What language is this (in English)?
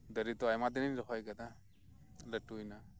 Santali